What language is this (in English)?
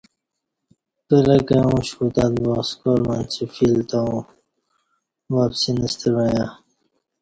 Kati